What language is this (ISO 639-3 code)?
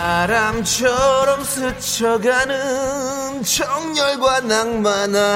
kor